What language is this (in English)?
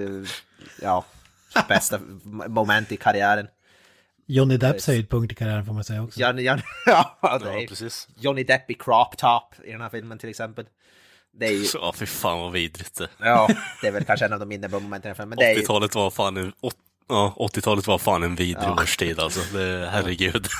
Swedish